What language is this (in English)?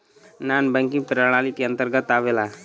Bhojpuri